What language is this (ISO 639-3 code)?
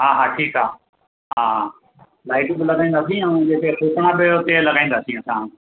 snd